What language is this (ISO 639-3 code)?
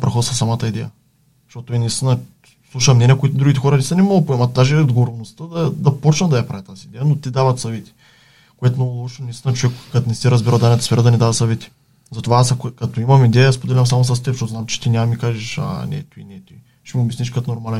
bul